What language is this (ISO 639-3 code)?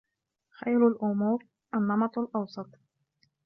ara